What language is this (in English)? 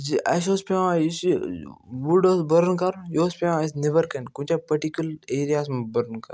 Kashmiri